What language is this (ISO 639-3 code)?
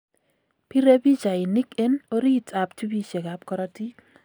kln